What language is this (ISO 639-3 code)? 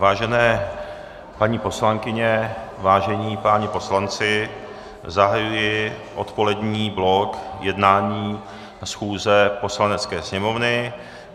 ces